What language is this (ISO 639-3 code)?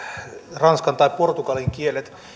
fin